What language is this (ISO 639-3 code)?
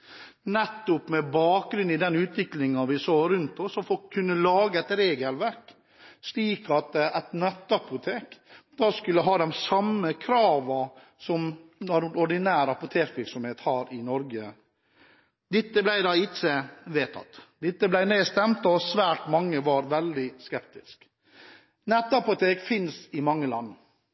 nob